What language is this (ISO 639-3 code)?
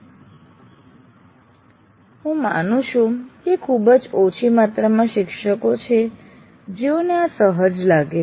guj